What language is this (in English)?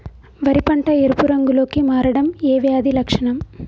Telugu